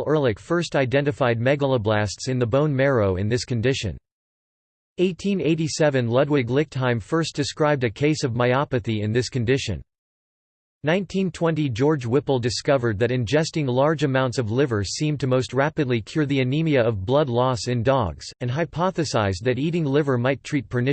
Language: English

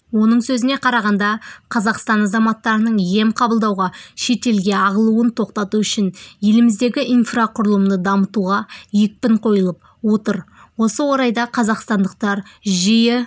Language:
Kazakh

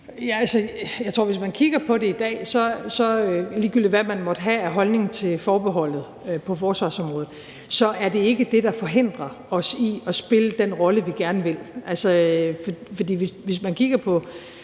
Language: Danish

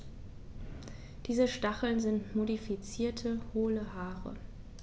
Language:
German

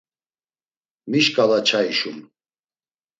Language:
Laz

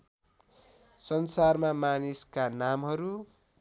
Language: Nepali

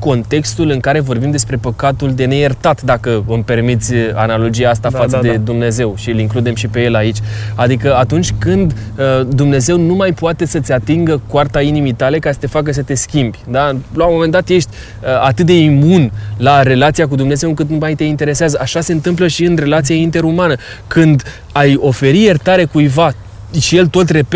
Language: Romanian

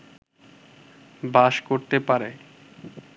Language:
Bangla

